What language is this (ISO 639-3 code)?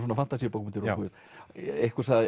isl